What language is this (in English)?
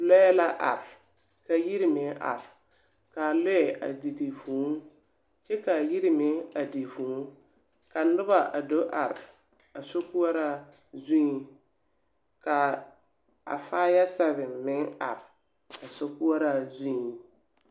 Southern Dagaare